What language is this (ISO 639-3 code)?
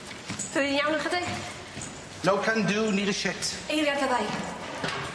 cym